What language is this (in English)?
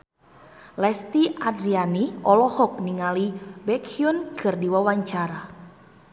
Sundanese